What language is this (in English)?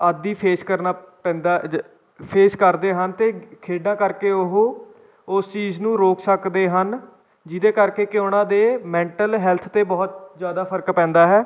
Punjabi